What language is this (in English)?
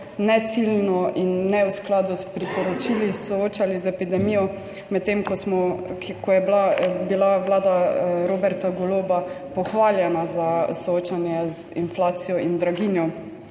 Slovenian